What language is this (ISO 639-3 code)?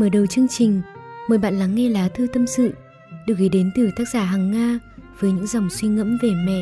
vie